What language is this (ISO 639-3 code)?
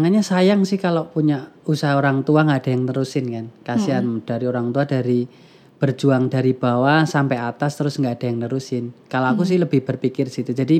ind